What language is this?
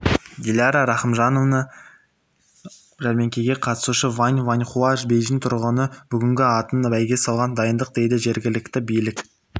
Kazakh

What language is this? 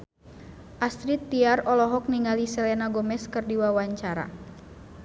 Sundanese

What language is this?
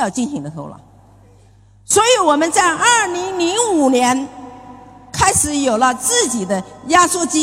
Chinese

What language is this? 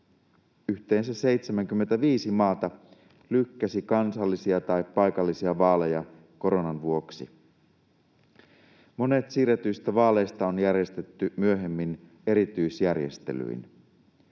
Finnish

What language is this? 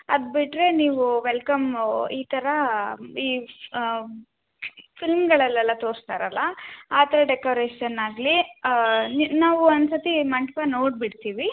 Kannada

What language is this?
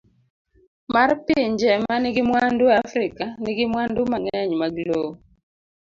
Luo (Kenya and Tanzania)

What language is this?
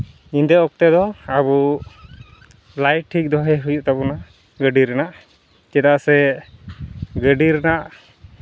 Santali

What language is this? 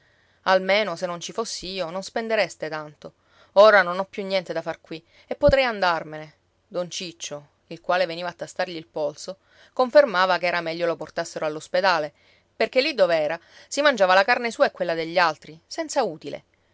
Italian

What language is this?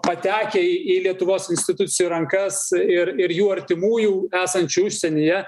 Lithuanian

